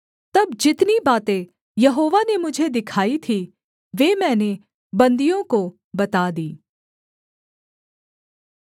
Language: Hindi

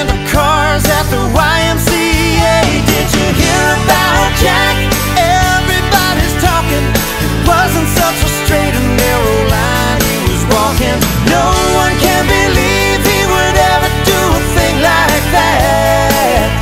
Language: English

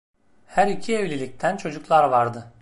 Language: Turkish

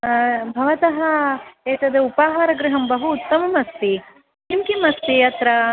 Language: Sanskrit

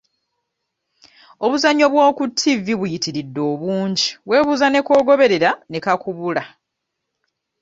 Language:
Ganda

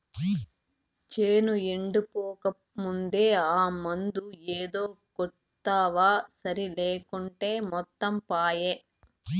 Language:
Telugu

